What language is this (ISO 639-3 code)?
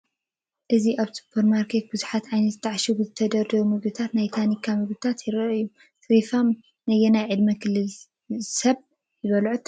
tir